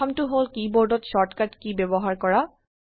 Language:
Assamese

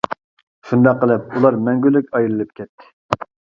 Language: Uyghur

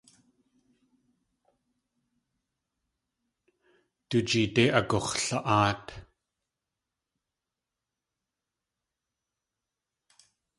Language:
Tlingit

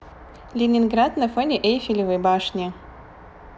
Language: Russian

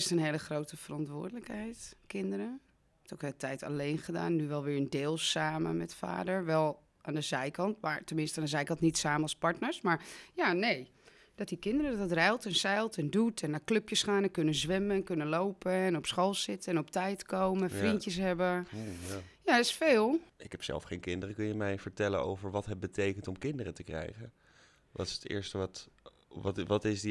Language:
Dutch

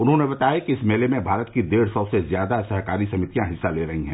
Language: Hindi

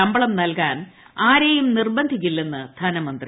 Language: Malayalam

